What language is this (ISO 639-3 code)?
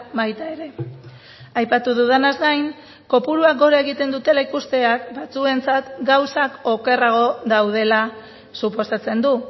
eus